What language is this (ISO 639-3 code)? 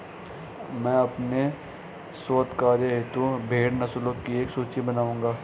hin